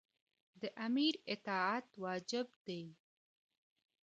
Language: Pashto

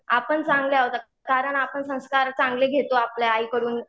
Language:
Marathi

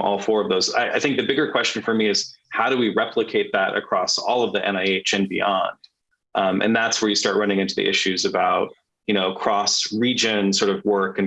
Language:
English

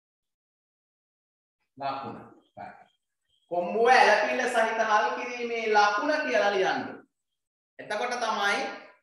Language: Indonesian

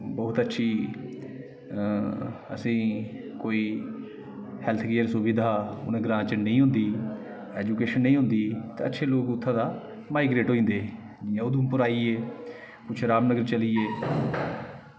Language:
Dogri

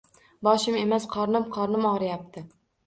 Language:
Uzbek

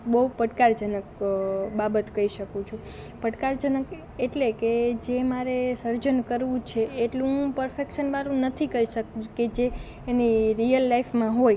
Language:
Gujarati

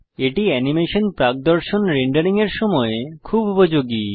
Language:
Bangla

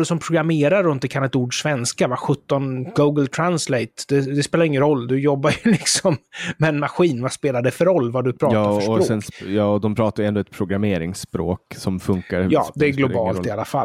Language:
Swedish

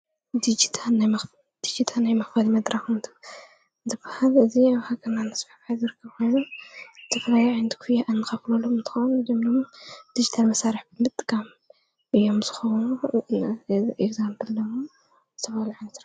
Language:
Tigrinya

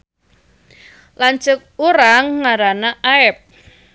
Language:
Sundanese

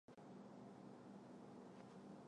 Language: Chinese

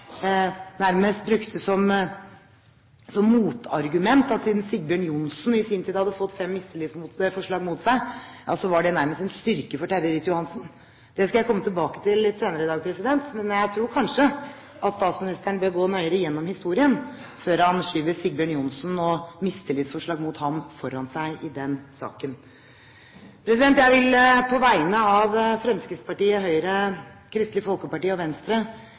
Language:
Norwegian Bokmål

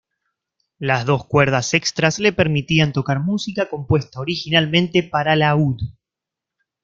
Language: Spanish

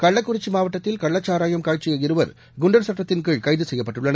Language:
Tamil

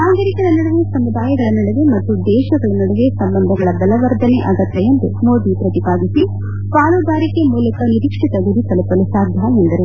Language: Kannada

